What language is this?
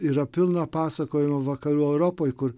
Lithuanian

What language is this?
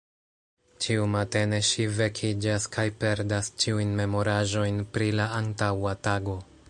Esperanto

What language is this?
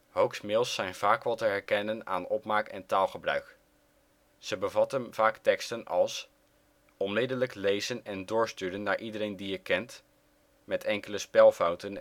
Dutch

